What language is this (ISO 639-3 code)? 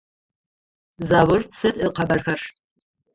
ady